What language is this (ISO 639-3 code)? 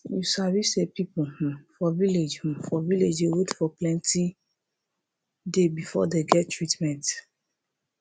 pcm